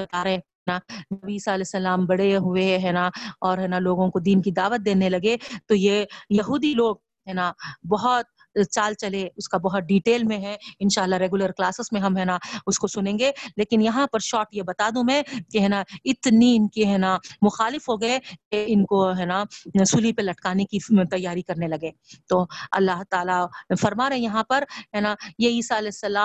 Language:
Urdu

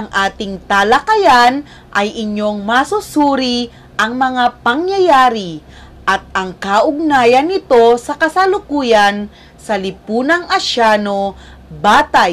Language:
Filipino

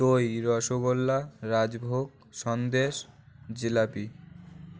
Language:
Bangla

